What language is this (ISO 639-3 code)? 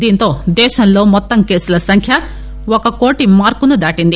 tel